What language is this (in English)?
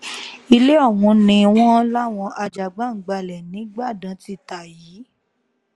Yoruba